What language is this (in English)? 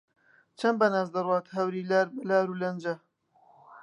Central Kurdish